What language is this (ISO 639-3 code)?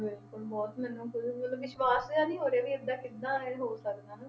pan